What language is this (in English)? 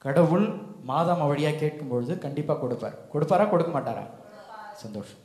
Tamil